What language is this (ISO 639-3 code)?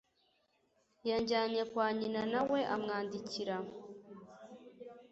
kin